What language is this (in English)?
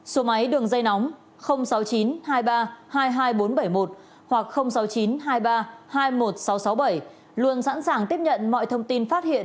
Vietnamese